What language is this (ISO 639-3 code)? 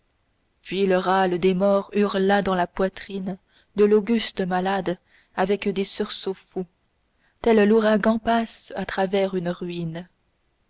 fra